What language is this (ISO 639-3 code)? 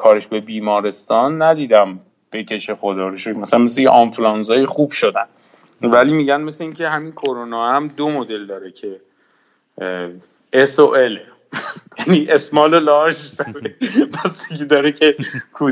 fas